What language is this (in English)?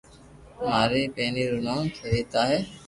Loarki